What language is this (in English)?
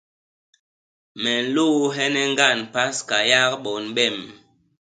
Basaa